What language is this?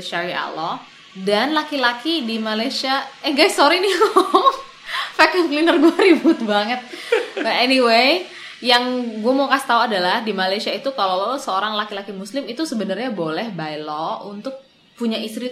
Indonesian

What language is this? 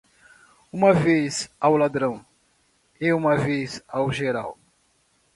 Portuguese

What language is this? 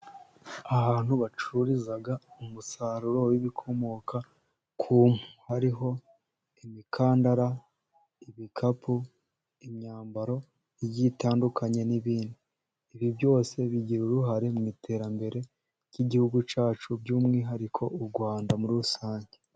Kinyarwanda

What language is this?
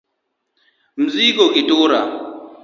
Luo (Kenya and Tanzania)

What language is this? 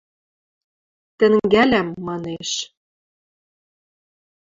Western Mari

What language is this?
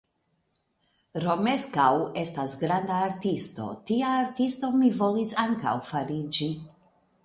Esperanto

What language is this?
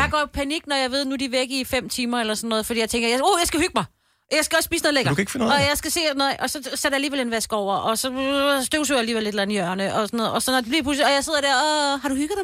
Danish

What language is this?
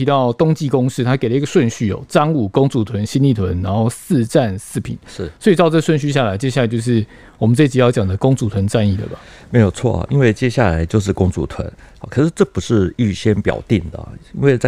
Chinese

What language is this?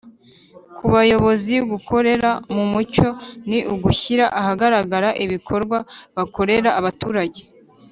Kinyarwanda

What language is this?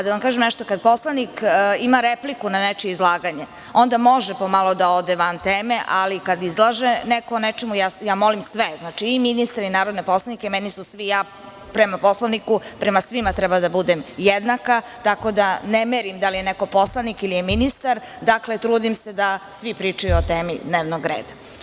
Serbian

